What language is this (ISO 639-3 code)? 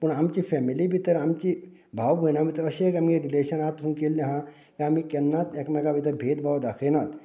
kok